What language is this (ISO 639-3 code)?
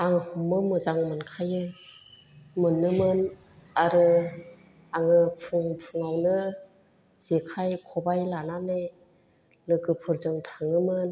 brx